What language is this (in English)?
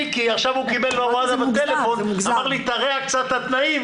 Hebrew